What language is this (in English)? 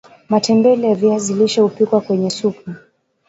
Swahili